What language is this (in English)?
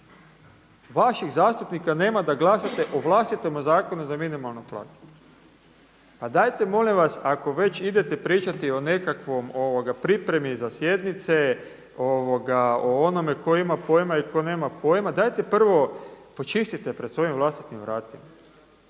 Croatian